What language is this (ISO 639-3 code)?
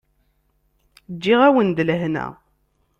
kab